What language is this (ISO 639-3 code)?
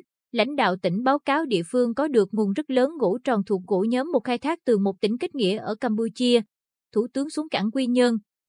vie